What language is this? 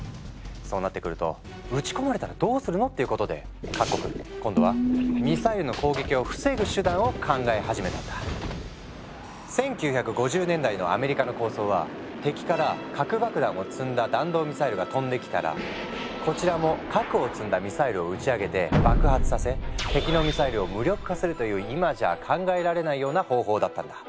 Japanese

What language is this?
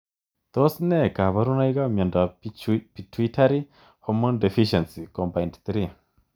Kalenjin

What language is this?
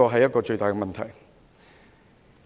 Cantonese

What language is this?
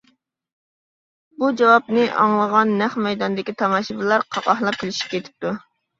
Uyghur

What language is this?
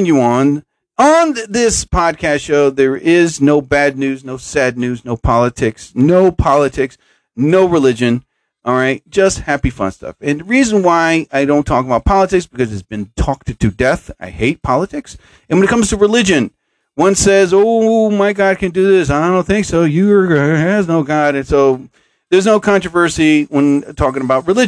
English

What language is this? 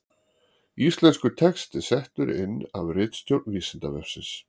Icelandic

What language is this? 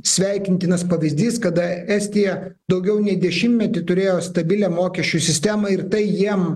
Lithuanian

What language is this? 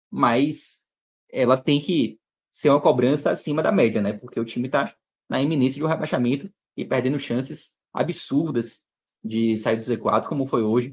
Portuguese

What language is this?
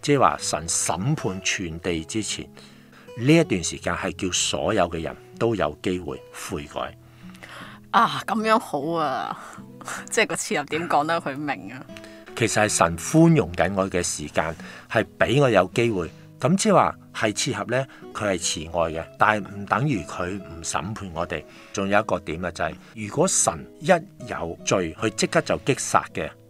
Chinese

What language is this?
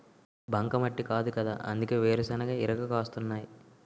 Telugu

